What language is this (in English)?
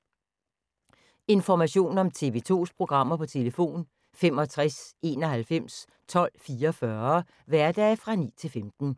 Danish